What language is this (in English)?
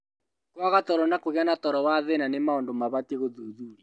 Kikuyu